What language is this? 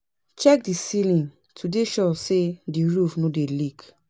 Nigerian Pidgin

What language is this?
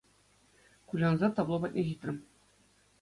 Chuvash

